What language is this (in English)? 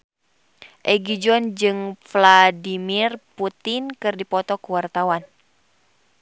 Sundanese